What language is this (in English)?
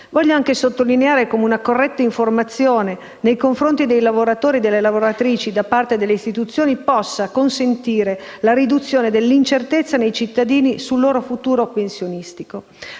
Italian